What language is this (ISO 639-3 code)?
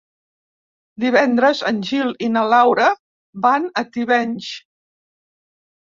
cat